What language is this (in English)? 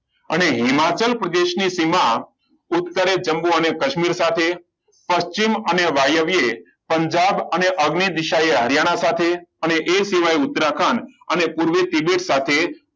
Gujarati